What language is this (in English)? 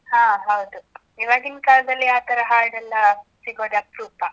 Kannada